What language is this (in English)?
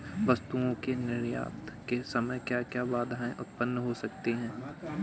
Hindi